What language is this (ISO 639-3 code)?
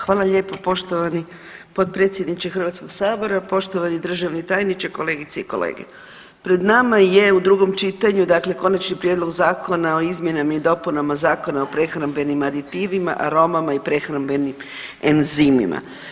hrv